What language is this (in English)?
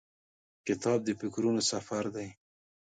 Pashto